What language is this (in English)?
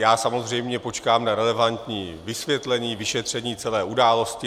Czech